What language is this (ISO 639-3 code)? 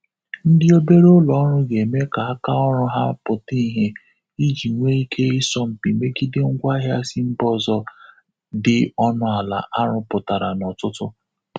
ibo